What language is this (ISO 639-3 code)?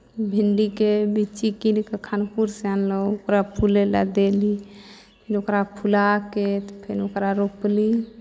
mai